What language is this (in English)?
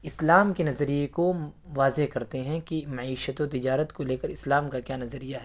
Urdu